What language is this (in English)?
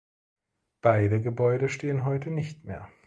German